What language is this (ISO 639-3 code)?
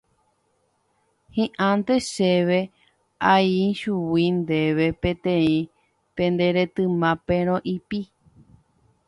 grn